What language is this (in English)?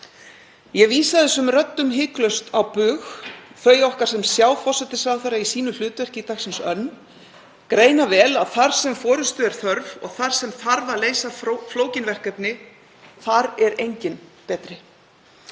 Icelandic